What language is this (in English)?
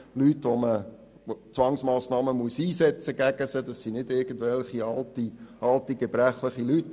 Swiss German